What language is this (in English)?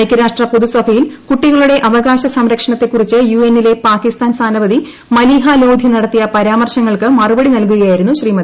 Malayalam